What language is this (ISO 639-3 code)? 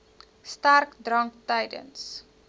afr